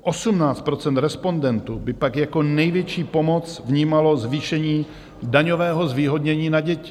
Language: Czech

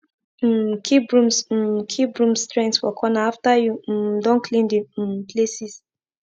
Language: Nigerian Pidgin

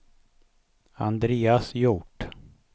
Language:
Swedish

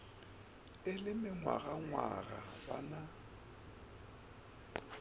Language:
Northern Sotho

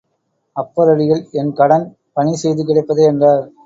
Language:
Tamil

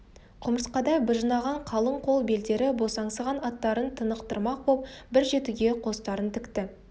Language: Kazakh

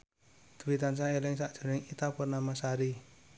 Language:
Javanese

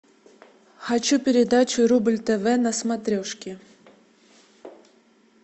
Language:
Russian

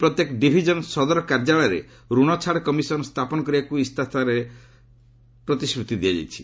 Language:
Odia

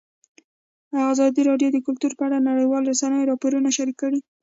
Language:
Pashto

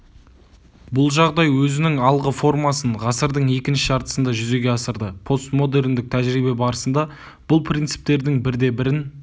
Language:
Kazakh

